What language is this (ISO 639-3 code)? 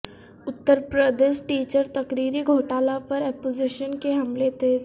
urd